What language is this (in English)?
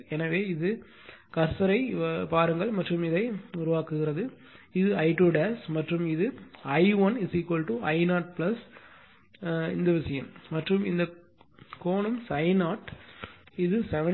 Tamil